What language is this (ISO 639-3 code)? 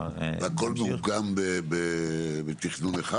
heb